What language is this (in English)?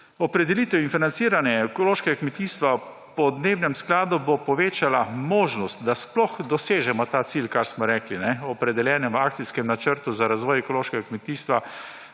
Slovenian